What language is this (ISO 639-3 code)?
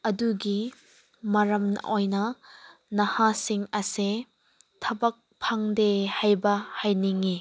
mni